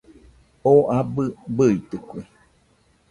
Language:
Nüpode Huitoto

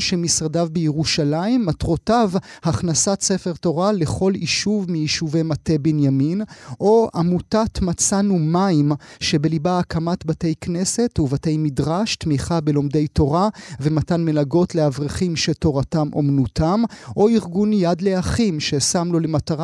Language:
Hebrew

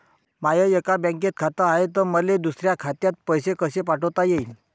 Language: Marathi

